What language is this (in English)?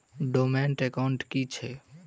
Maithili